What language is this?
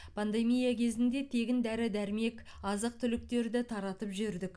Kazakh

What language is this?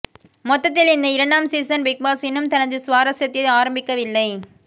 Tamil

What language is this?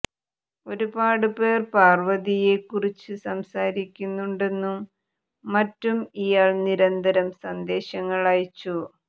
Malayalam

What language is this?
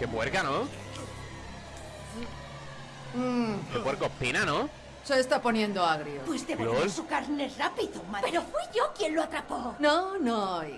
Spanish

